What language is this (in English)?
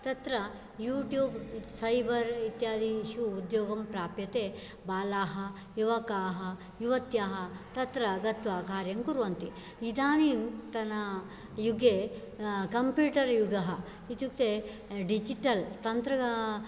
Sanskrit